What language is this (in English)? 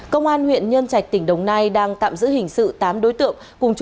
Vietnamese